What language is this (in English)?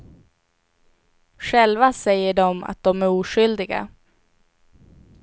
Swedish